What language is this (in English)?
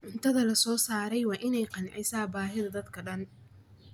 Somali